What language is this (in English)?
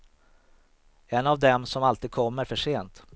Swedish